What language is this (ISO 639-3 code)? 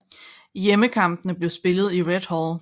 dan